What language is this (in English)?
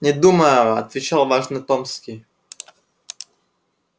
Russian